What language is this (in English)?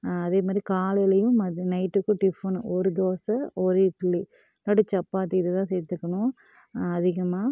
Tamil